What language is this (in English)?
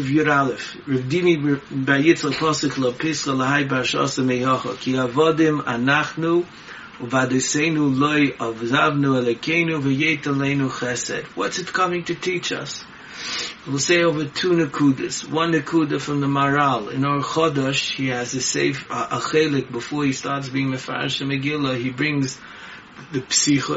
English